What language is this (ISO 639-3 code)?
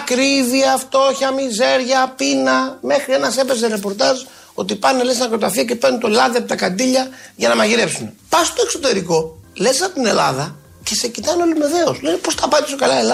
ell